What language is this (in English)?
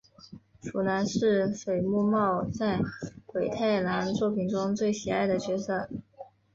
Chinese